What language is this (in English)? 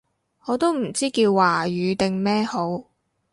Cantonese